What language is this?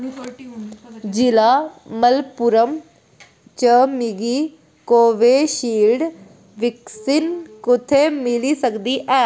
Dogri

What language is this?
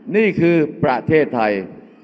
Thai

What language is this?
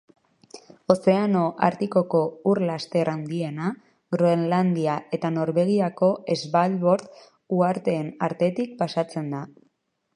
Basque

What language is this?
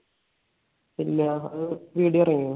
Malayalam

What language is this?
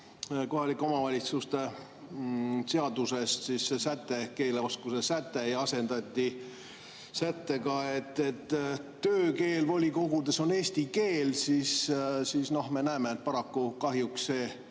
Estonian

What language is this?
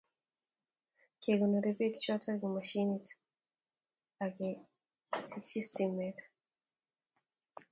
Kalenjin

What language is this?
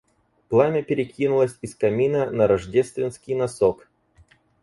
Russian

